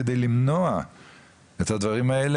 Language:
Hebrew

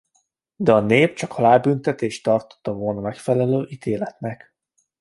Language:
Hungarian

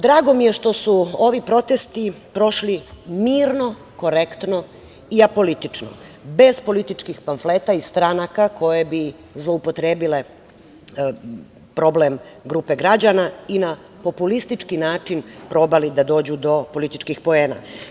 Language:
Serbian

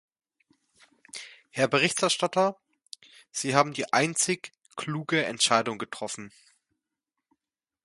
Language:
German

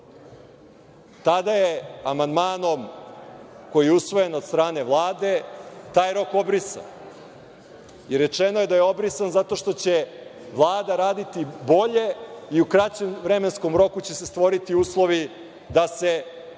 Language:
Serbian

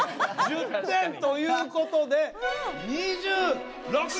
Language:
Japanese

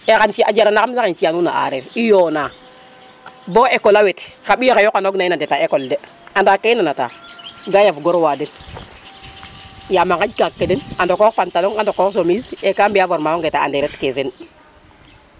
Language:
Serer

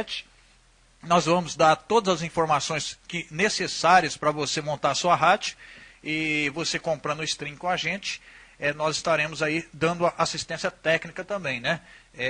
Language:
Portuguese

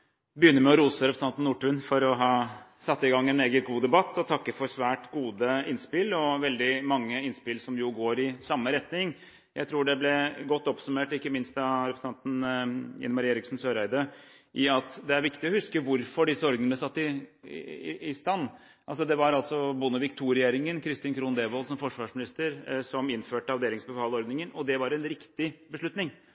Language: Norwegian Bokmål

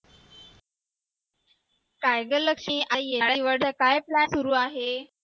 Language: Marathi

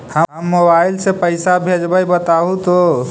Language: Magahi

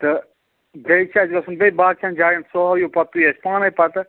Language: Kashmiri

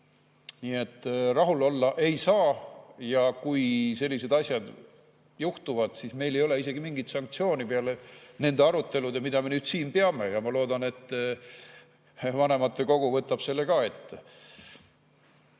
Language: Estonian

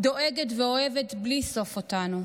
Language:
Hebrew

